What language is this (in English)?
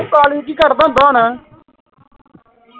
Punjabi